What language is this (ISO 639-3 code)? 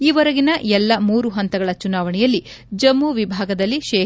kan